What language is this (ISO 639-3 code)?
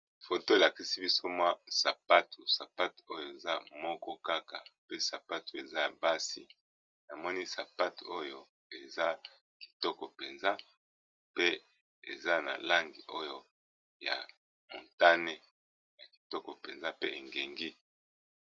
lin